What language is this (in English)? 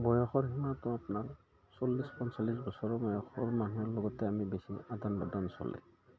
Assamese